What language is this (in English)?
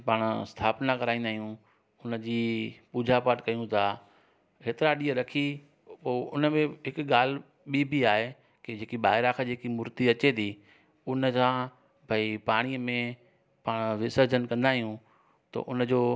Sindhi